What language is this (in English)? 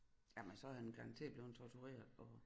Danish